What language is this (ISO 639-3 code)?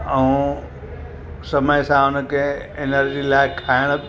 snd